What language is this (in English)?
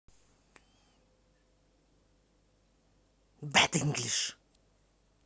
Russian